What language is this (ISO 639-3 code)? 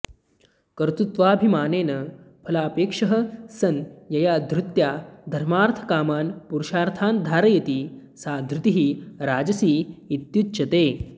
san